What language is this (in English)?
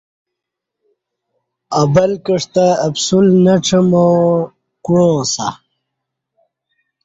Kati